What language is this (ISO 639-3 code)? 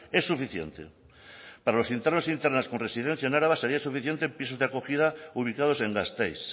spa